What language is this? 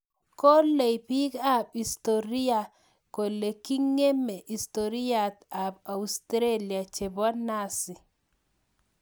Kalenjin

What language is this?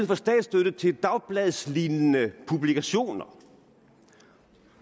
Danish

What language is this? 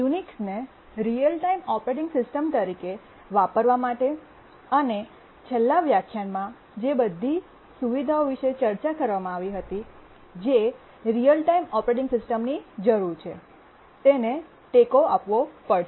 Gujarati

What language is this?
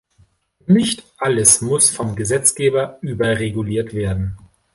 German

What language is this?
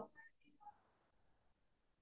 Assamese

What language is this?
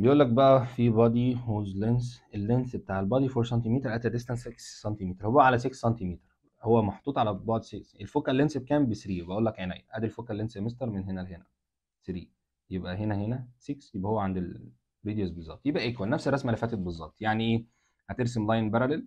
Arabic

